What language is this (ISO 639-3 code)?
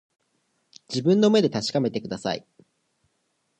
jpn